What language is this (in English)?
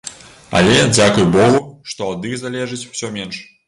Belarusian